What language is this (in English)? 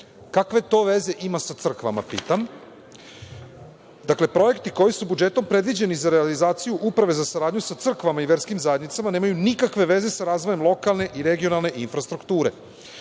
Serbian